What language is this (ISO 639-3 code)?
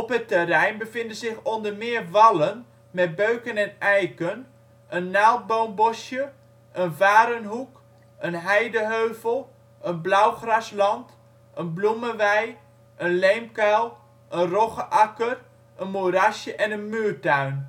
nld